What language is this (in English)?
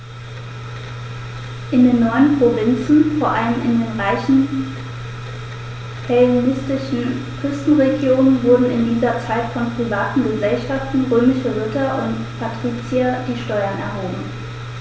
German